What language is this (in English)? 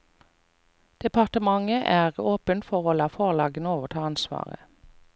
Norwegian